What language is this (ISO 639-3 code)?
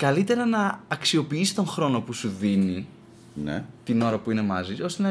ell